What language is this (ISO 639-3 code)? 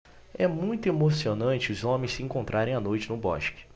por